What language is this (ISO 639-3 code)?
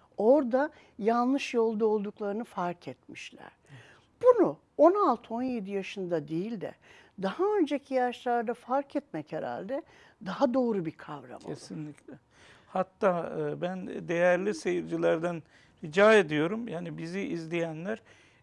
tur